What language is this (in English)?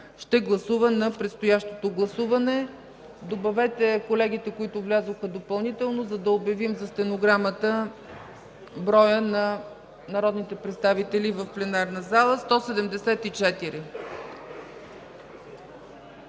Bulgarian